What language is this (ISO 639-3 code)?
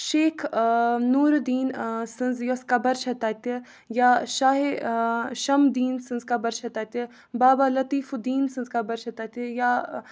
kas